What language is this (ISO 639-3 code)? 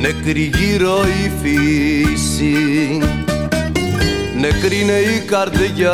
ell